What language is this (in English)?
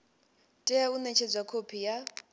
Venda